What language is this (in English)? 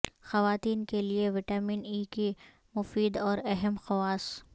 Urdu